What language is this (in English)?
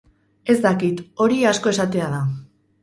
Basque